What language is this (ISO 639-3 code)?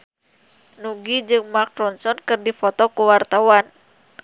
sun